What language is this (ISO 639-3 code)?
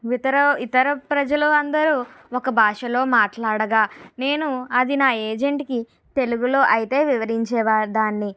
tel